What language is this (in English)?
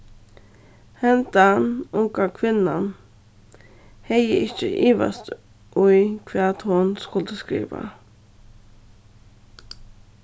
Faroese